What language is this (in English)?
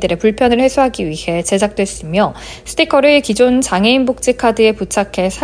Korean